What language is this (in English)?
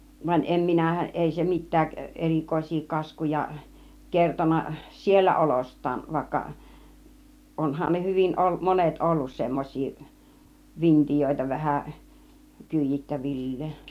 Finnish